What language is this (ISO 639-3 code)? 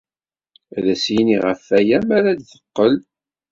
kab